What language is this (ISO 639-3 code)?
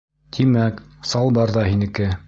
bak